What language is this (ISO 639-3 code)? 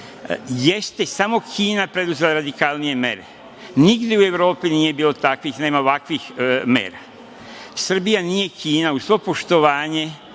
srp